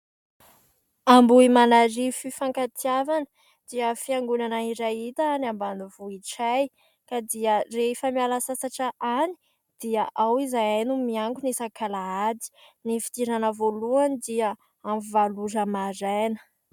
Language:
Malagasy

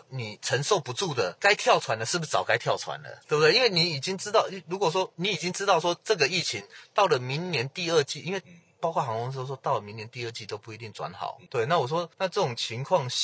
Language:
Chinese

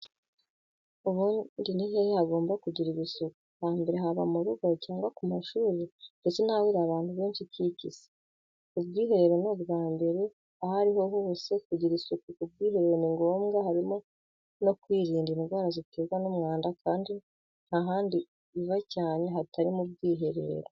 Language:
Kinyarwanda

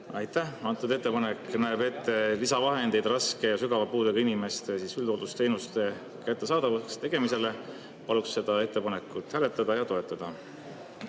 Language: Estonian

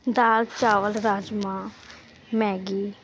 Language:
Punjabi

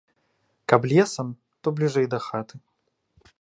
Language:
Belarusian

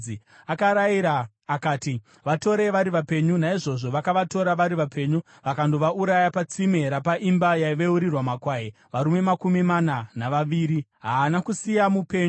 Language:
Shona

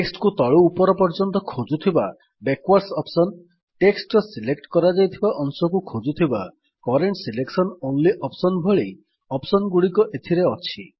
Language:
Odia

